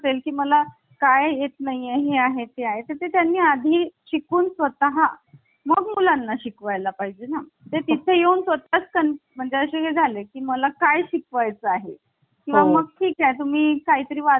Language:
Marathi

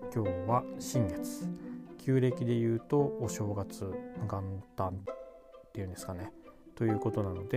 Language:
Japanese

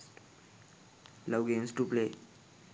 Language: Sinhala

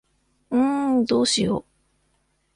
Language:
Japanese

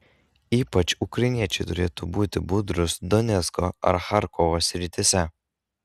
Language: Lithuanian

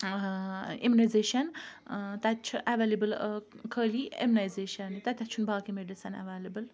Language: Kashmiri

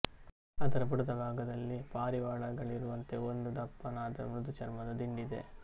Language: Kannada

